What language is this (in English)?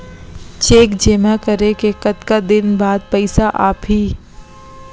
Chhattisgarhi